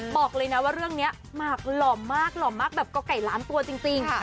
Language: Thai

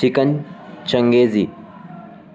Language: Urdu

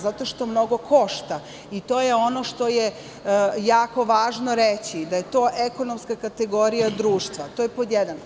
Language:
Serbian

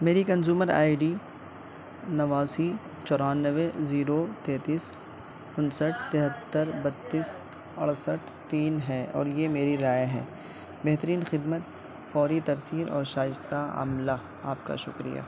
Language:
Urdu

